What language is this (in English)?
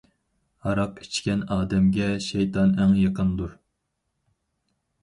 Uyghur